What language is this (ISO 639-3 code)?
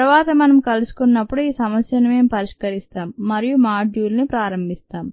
tel